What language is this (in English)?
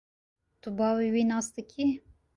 Kurdish